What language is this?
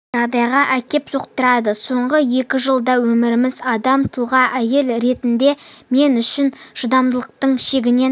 Kazakh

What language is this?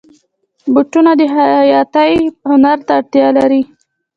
Pashto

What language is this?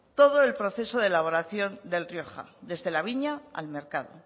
Spanish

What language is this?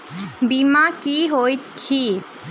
Maithili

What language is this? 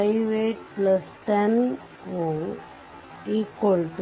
Kannada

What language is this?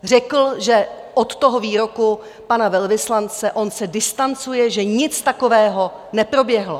Czech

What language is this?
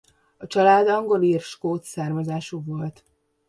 Hungarian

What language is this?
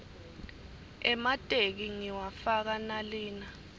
Swati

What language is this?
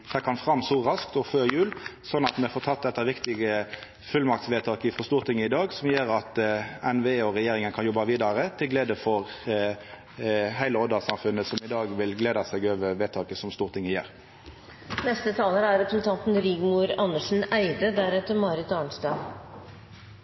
Norwegian Nynorsk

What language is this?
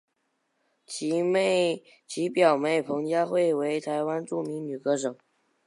Chinese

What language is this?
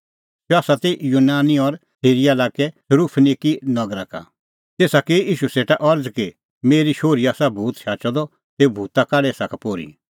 Kullu Pahari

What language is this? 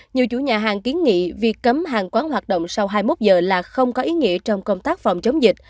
Vietnamese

